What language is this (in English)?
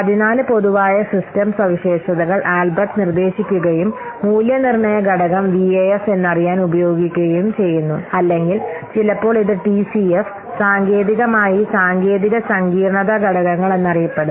Malayalam